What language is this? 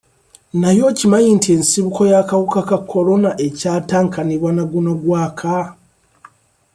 Ganda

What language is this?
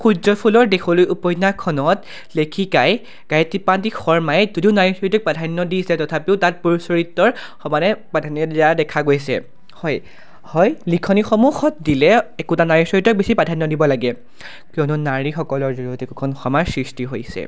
Assamese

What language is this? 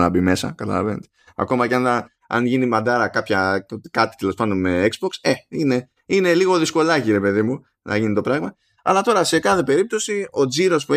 Greek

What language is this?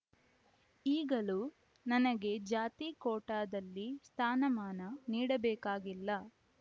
Kannada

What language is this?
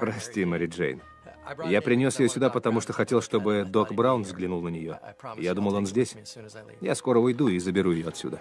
Russian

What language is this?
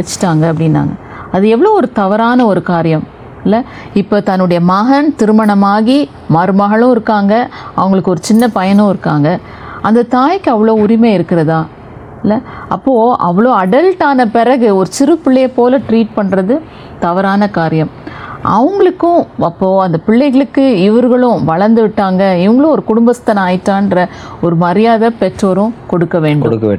Tamil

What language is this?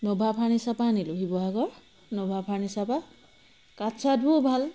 Assamese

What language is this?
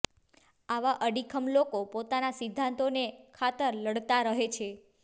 Gujarati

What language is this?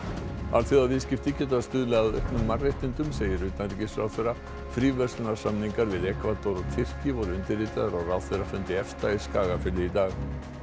Icelandic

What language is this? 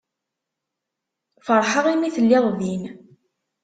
Kabyle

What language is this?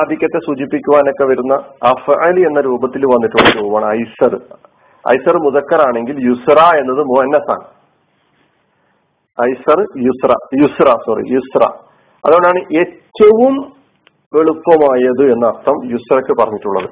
Malayalam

